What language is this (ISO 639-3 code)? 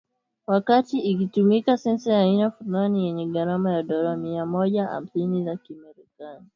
swa